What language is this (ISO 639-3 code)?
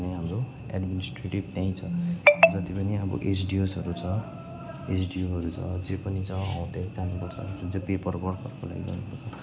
nep